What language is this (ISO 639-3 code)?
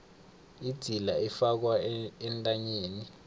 nbl